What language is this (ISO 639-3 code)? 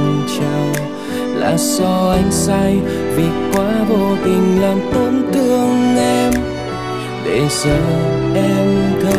vie